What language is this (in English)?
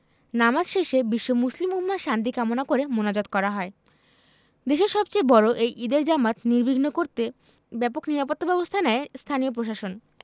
Bangla